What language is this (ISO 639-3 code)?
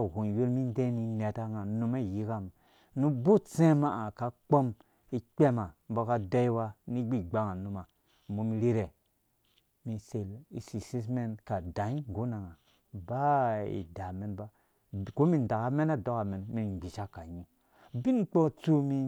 ldb